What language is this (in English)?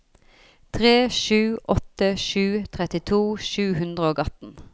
Norwegian